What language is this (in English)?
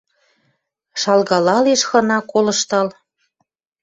Western Mari